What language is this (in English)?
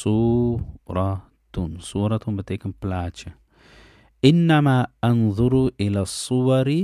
Dutch